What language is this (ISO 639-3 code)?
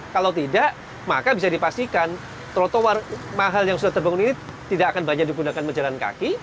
ind